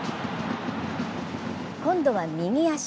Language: Japanese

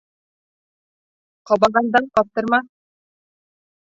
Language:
Bashkir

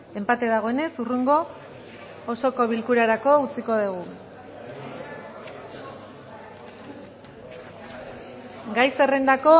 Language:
Basque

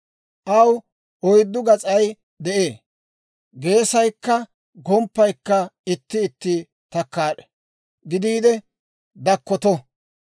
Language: Dawro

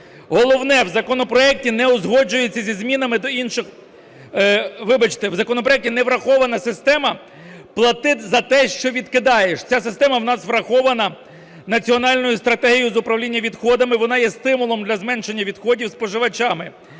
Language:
Ukrainian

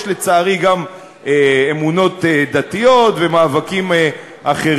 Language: Hebrew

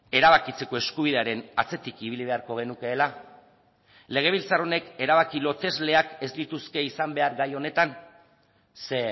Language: Basque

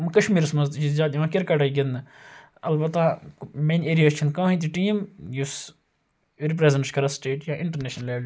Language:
Kashmiri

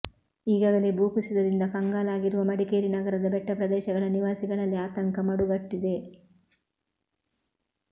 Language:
Kannada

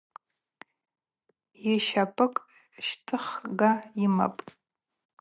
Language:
Abaza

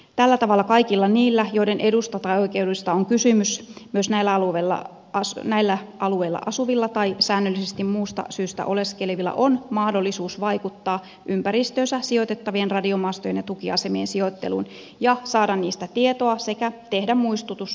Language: Finnish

